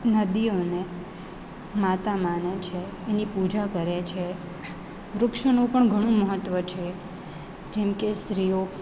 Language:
Gujarati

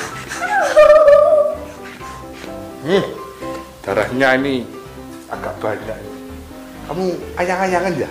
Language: Indonesian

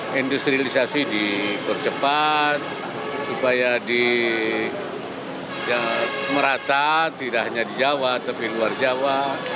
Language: Indonesian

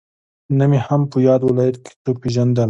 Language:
Pashto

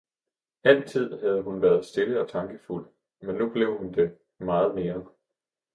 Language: Danish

